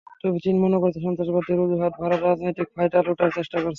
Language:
Bangla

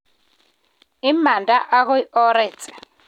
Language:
Kalenjin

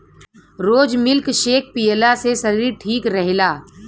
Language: Bhojpuri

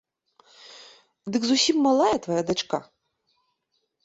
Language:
Belarusian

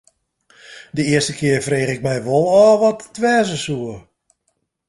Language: Western Frisian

